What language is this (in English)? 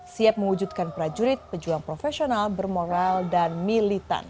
Indonesian